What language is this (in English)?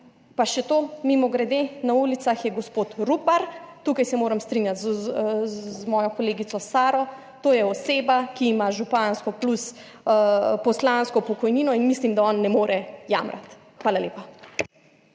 Slovenian